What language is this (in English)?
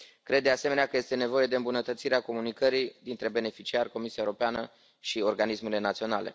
Romanian